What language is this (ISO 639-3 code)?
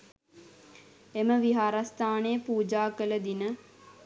sin